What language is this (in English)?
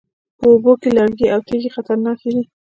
Pashto